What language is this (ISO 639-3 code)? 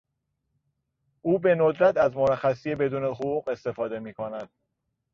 fas